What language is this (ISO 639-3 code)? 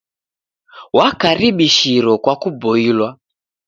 dav